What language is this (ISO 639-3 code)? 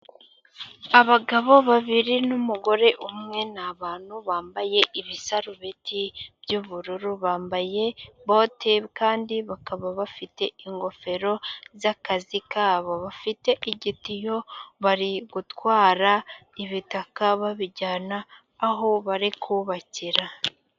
kin